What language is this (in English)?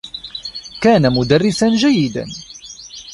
Arabic